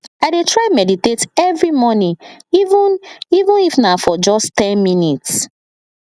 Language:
Nigerian Pidgin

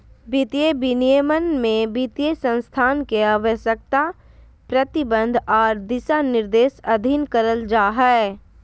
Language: Magahi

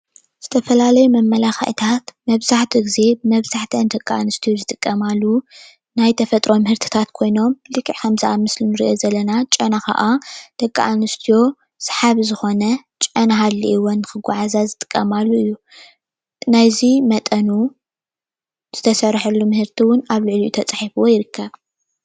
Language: Tigrinya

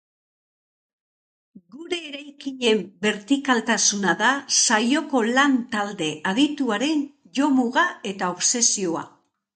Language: Basque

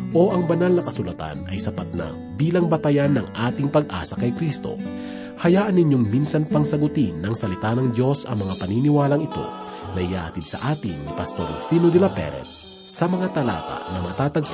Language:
Filipino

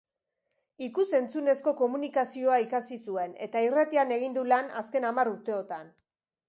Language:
Basque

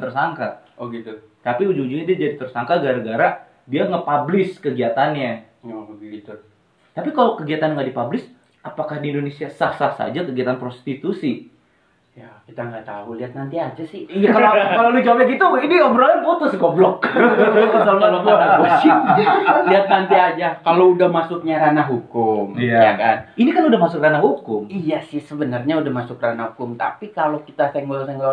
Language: Indonesian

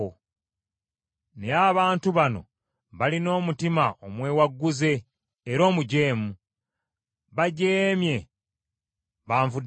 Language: Ganda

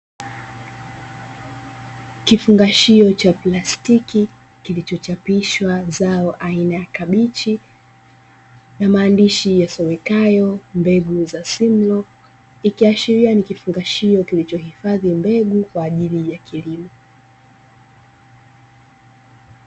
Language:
Swahili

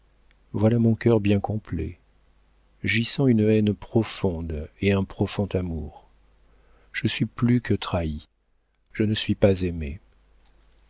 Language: French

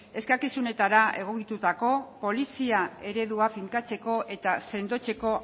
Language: Basque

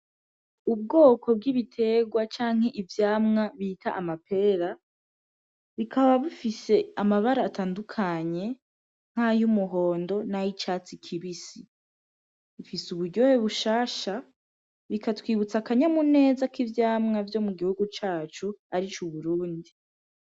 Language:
Rundi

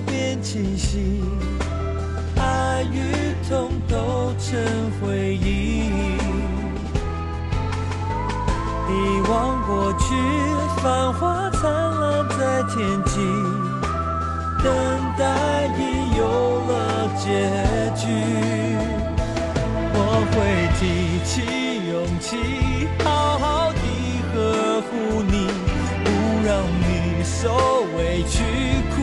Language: Chinese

